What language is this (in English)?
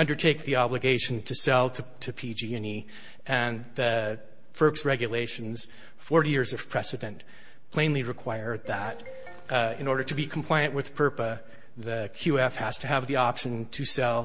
English